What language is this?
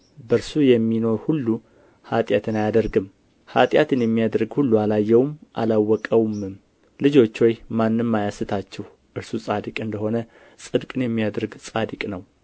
Amharic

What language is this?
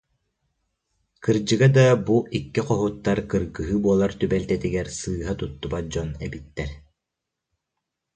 Yakut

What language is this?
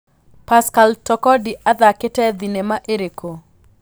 Kikuyu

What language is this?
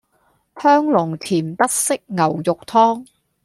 Cantonese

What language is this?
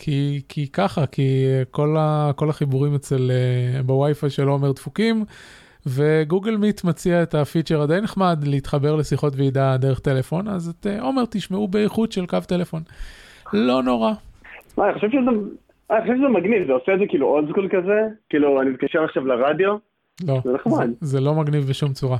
Hebrew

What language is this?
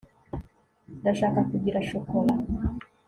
Kinyarwanda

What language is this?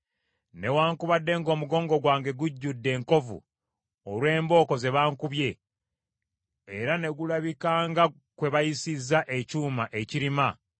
Ganda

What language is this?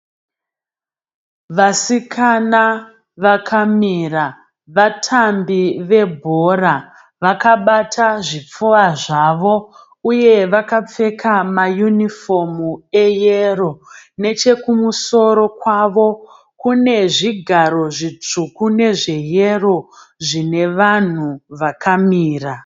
Shona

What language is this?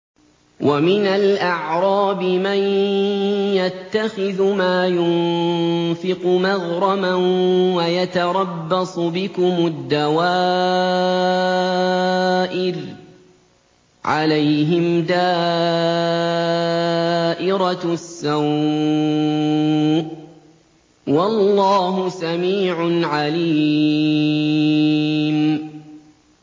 Arabic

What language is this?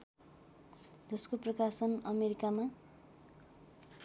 Nepali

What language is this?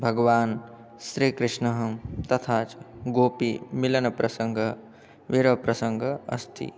Sanskrit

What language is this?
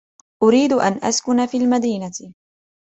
Arabic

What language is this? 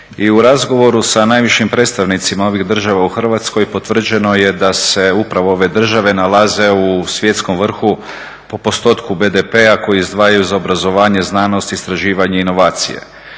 Croatian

